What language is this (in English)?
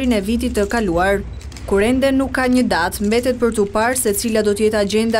Romanian